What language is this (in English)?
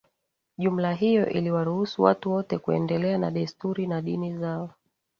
Swahili